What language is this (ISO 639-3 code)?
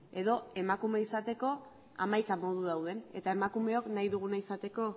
eus